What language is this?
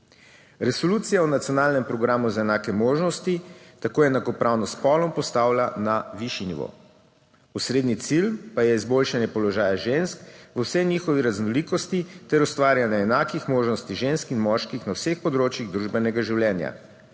Slovenian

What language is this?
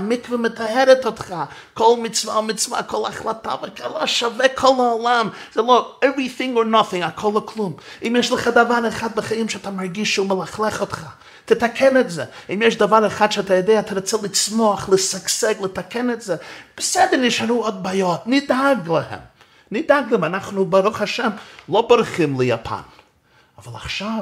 Hebrew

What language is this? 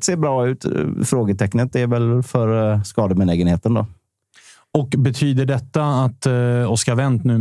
Swedish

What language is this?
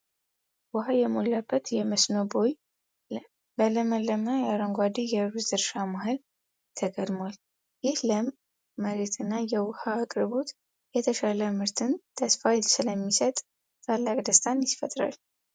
Amharic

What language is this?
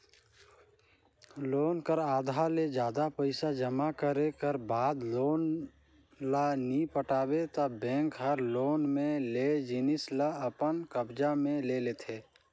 Chhattisgarhi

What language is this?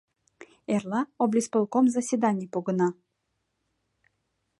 Mari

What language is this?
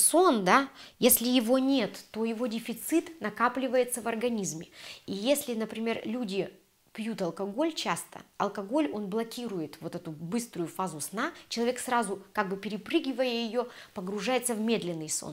Russian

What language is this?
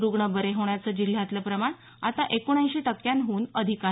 Marathi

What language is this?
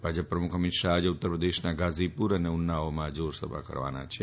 Gujarati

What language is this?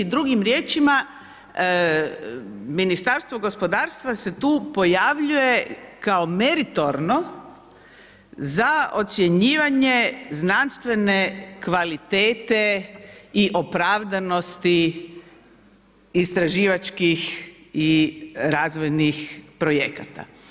Croatian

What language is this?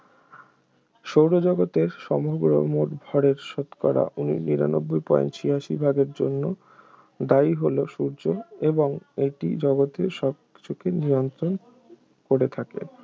Bangla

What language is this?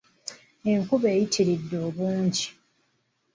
Ganda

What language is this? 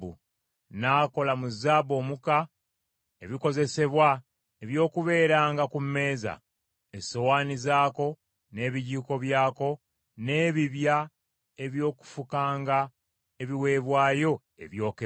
Ganda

